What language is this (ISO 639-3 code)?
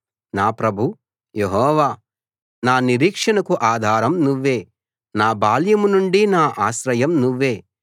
tel